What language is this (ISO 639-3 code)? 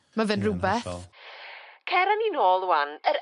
cym